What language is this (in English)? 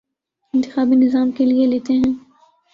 Urdu